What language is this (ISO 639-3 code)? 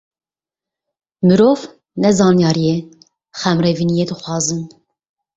kur